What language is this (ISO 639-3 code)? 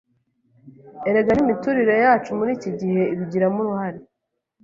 kin